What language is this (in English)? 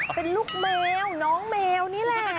Thai